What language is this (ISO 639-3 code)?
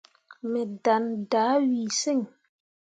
mua